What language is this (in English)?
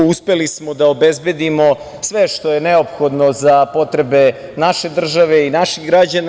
Serbian